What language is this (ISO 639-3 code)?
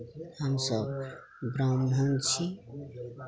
mai